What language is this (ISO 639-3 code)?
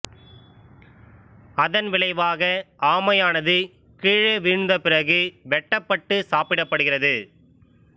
tam